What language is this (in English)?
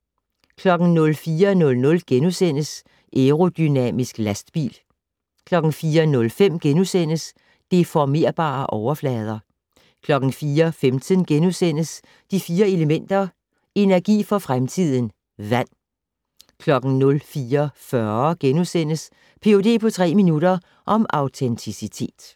Danish